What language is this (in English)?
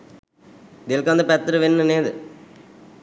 Sinhala